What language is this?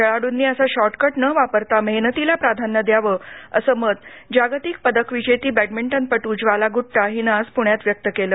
Marathi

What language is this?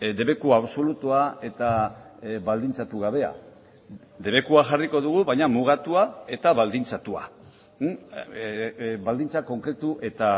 Basque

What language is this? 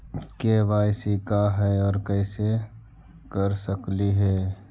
Magahi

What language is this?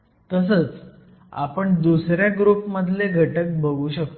Marathi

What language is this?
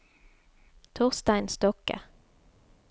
Norwegian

